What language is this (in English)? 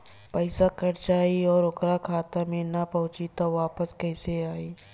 Bhojpuri